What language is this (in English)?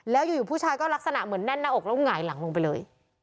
Thai